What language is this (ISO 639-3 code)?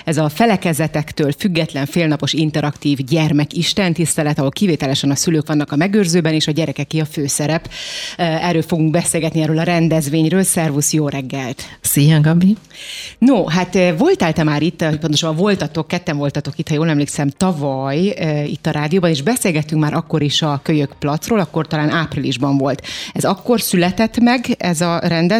hun